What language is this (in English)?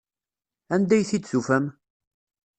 Kabyle